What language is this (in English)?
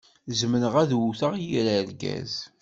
Kabyle